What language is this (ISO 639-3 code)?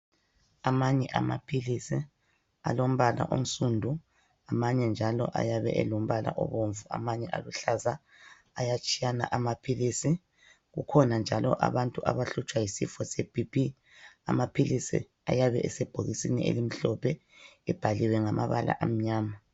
nde